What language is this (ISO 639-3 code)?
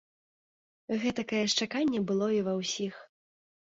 bel